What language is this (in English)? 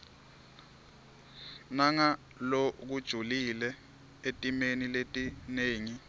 Swati